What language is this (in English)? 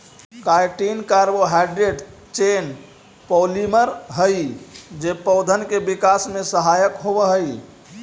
Magahi